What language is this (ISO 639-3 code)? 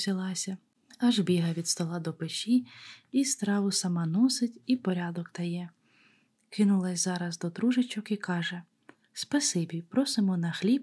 ukr